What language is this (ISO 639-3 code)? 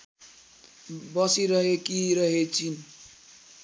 nep